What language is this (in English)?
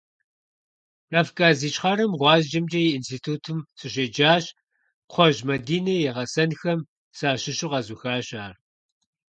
Kabardian